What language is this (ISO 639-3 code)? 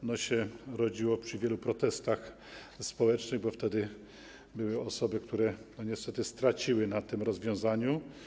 pol